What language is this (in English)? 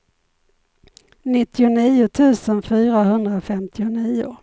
Swedish